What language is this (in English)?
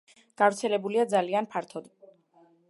Georgian